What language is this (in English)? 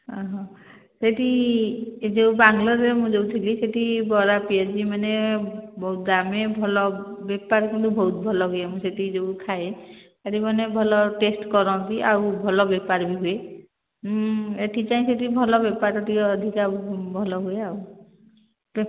Odia